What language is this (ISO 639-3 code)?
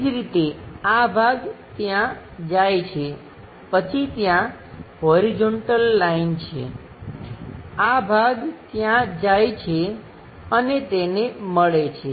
guj